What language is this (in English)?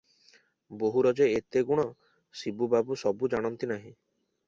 Odia